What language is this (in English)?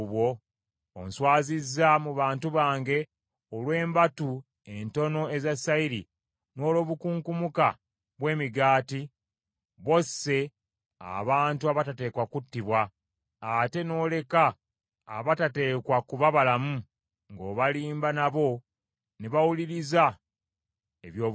Ganda